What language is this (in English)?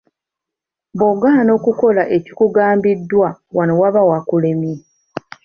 Ganda